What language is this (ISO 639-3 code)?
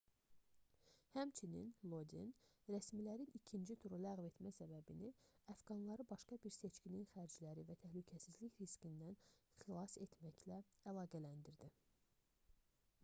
aze